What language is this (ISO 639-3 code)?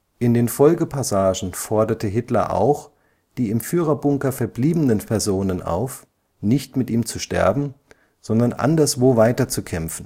deu